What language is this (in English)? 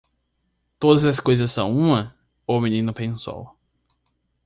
Portuguese